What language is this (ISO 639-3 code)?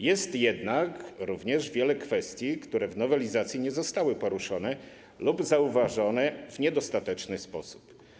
pol